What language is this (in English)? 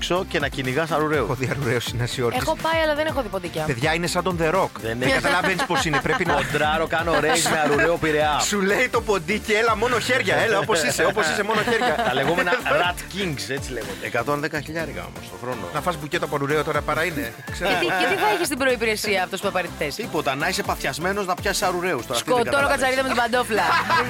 Greek